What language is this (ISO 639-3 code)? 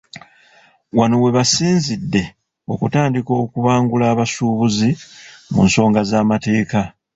lug